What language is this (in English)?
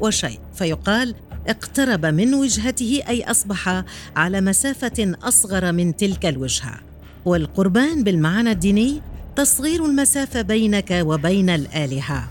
Arabic